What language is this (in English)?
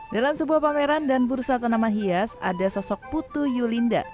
Indonesian